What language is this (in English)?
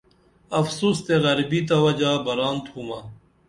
Dameli